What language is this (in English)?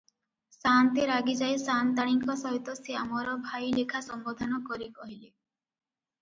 Odia